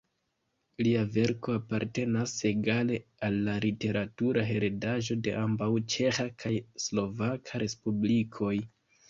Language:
Esperanto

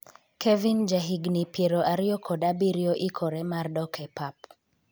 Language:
Luo (Kenya and Tanzania)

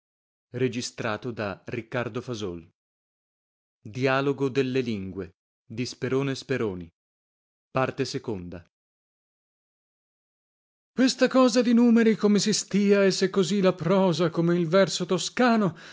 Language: Italian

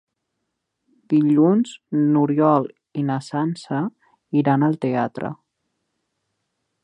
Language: Catalan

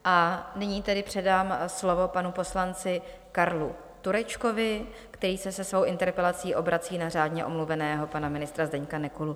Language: Czech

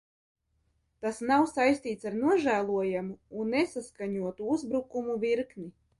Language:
Latvian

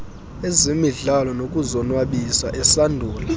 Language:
Xhosa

